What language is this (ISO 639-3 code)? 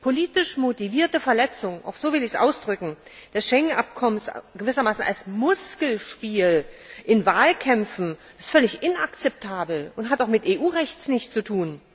deu